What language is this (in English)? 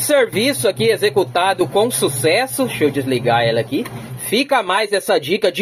Portuguese